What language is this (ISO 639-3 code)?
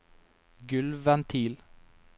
nor